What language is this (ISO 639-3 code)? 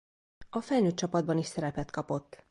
hun